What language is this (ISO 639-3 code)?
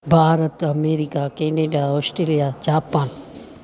snd